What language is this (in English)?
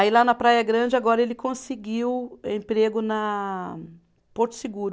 Portuguese